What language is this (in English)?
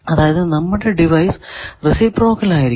Malayalam